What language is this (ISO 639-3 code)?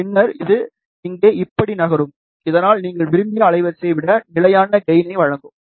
tam